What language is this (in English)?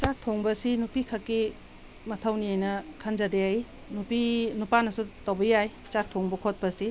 Manipuri